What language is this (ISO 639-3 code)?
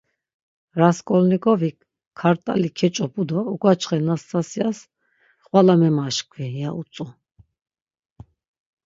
lzz